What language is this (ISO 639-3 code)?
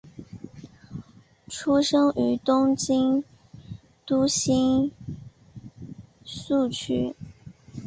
zho